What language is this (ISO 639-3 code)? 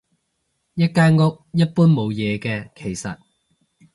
yue